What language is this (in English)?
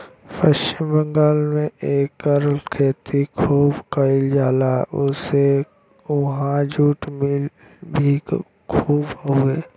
Bhojpuri